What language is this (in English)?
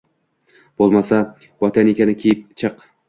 Uzbek